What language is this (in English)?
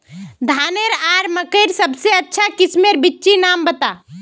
Magahi